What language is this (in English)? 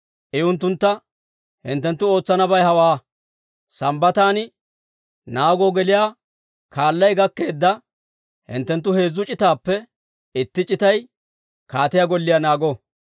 Dawro